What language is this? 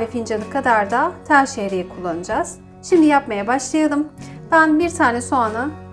Turkish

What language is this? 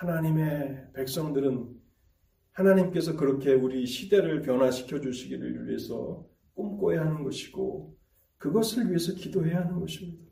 Korean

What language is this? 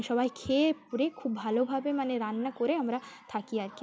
Bangla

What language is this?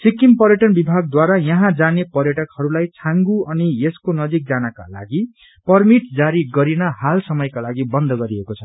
Nepali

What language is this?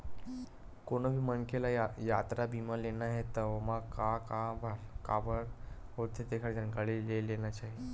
Chhattisgarhi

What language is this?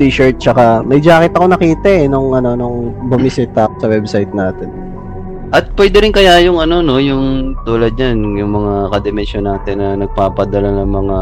Filipino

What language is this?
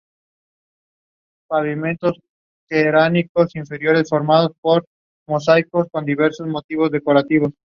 Spanish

